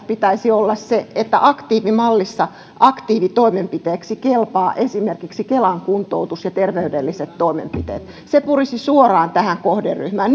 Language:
Finnish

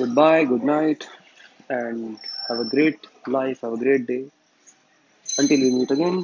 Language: Hindi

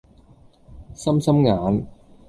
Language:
Cantonese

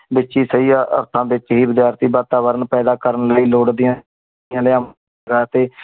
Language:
Punjabi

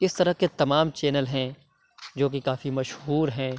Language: Urdu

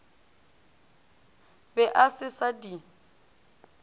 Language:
Northern Sotho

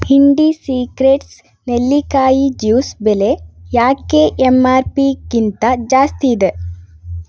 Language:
Kannada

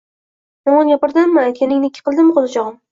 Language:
Uzbek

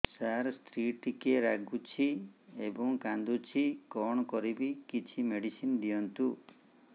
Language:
Odia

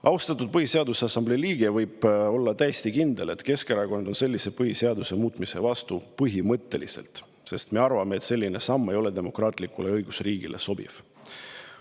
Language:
Estonian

